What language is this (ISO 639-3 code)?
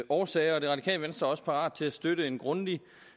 dan